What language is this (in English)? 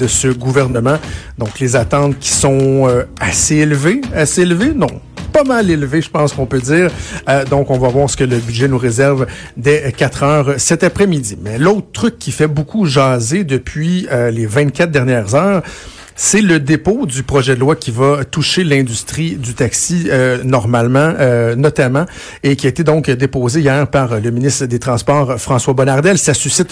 French